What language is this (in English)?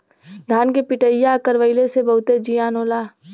Bhojpuri